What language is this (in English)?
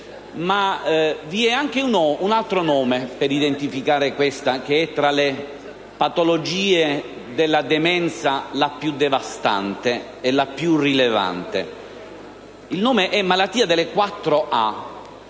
Italian